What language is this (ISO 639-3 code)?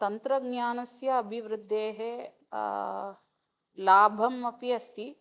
san